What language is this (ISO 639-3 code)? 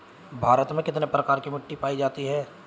hin